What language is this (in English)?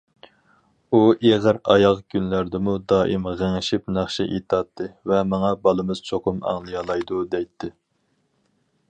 Uyghur